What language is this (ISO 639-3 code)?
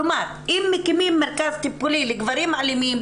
heb